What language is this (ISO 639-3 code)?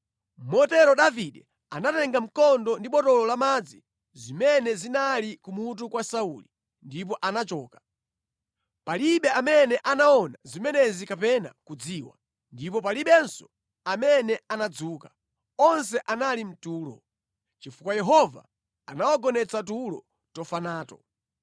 nya